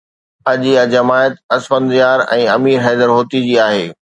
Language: Sindhi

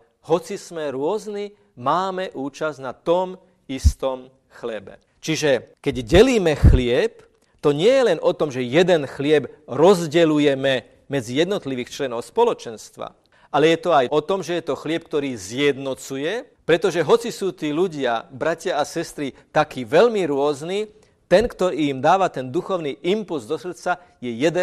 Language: Slovak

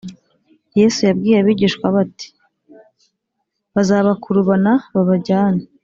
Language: Kinyarwanda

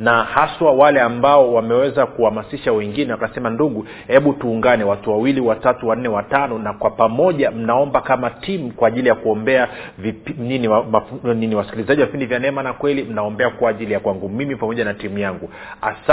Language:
Swahili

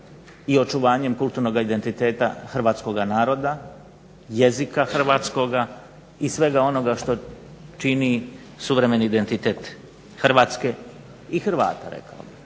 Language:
Croatian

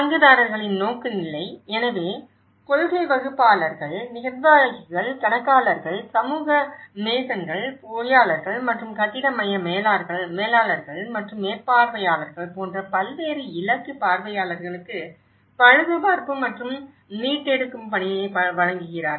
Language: Tamil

